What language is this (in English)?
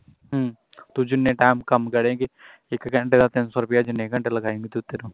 Punjabi